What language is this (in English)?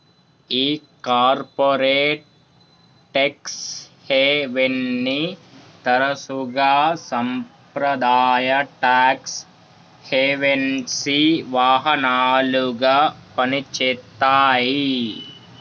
Telugu